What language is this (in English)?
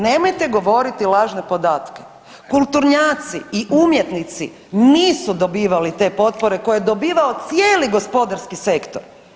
Croatian